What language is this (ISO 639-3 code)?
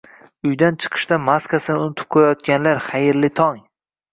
uzb